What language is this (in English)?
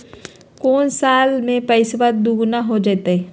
Magahi